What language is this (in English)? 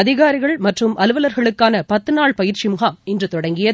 Tamil